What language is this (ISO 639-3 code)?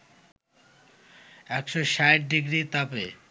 ben